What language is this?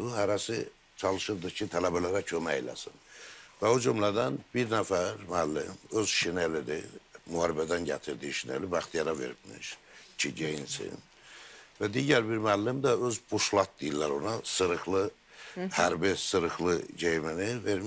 Turkish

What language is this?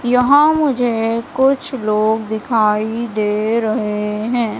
Hindi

